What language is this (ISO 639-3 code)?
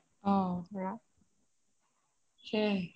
asm